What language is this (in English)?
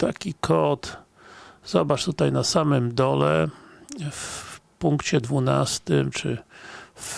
Polish